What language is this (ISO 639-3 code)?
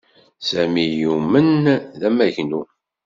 kab